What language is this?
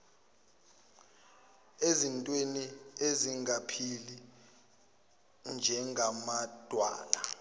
Zulu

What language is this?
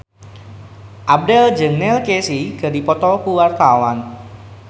Sundanese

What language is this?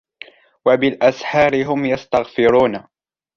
Arabic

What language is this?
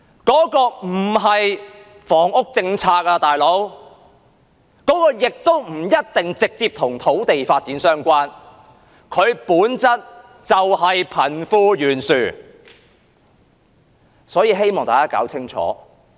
Cantonese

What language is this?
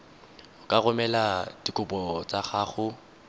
Tswana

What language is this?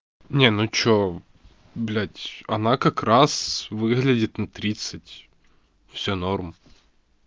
Russian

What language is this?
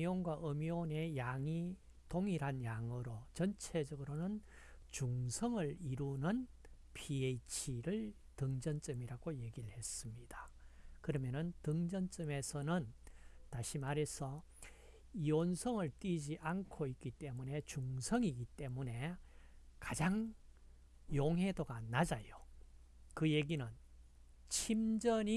Korean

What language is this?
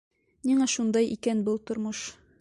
Bashkir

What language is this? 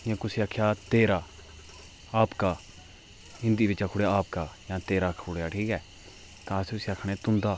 Dogri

